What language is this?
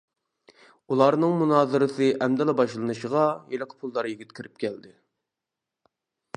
Uyghur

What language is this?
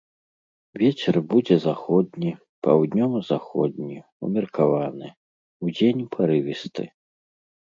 Belarusian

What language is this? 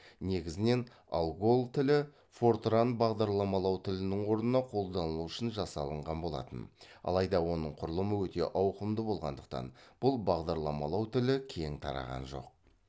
Kazakh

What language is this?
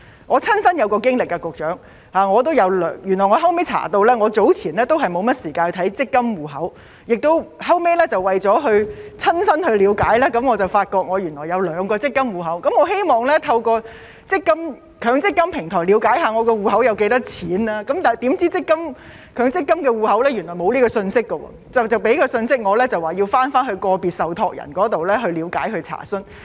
Cantonese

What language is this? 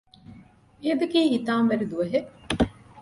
Divehi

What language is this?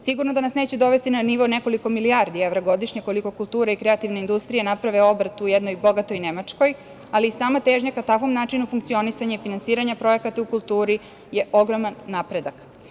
Serbian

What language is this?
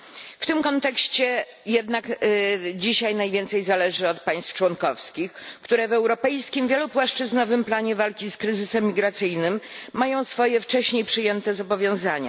Polish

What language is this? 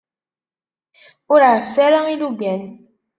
Kabyle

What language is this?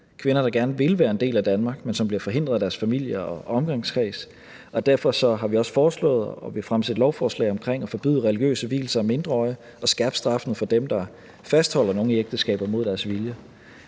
Danish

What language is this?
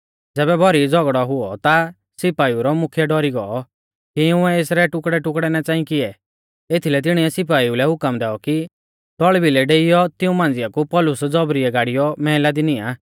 Mahasu Pahari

